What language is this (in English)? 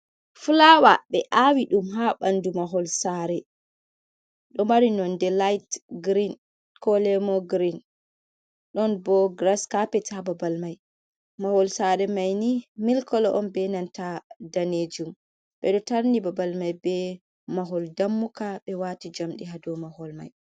Fula